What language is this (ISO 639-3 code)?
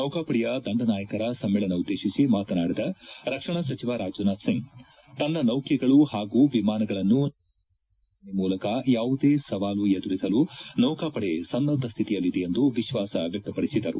kan